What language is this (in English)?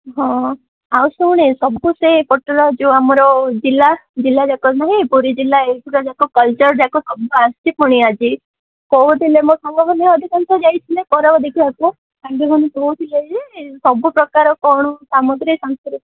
Odia